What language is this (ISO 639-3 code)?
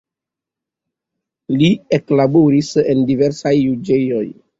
epo